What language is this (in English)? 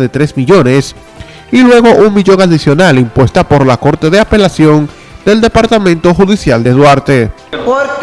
Spanish